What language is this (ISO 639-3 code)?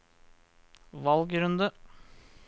nor